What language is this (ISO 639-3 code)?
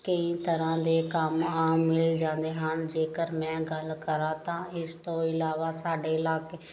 pan